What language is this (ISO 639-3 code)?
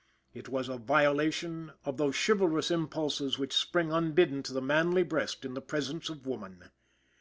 eng